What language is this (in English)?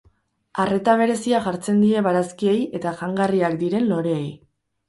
Basque